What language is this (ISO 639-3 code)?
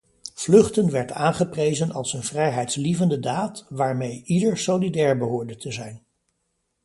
nld